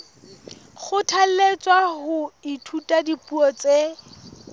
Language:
Southern Sotho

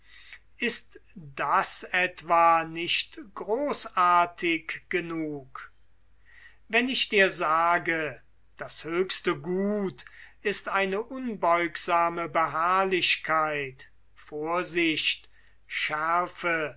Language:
German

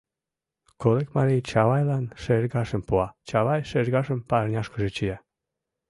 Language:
Mari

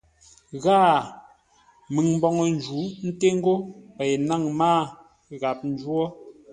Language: Ngombale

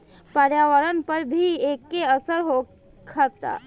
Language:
Bhojpuri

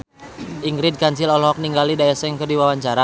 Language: Sundanese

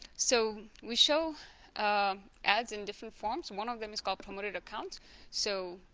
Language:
English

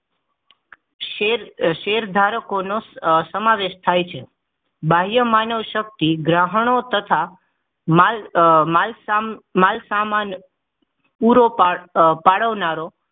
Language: Gujarati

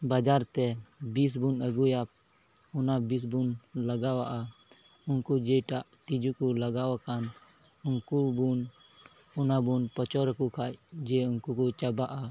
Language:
Santali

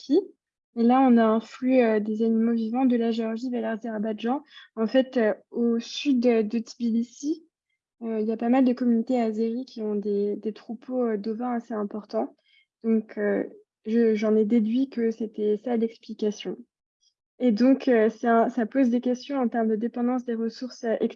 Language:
French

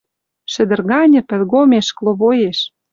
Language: Western Mari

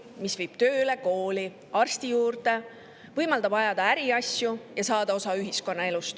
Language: Estonian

